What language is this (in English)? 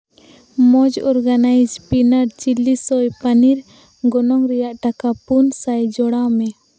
Santali